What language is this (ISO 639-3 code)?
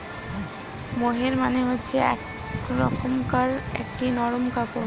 ben